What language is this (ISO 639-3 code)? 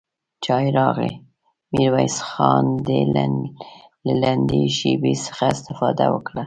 pus